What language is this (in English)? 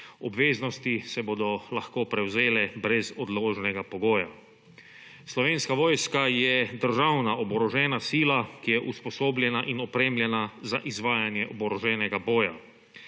Slovenian